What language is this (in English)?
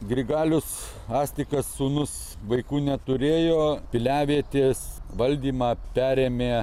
Lithuanian